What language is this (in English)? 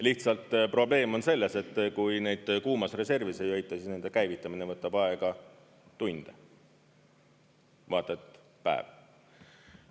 Estonian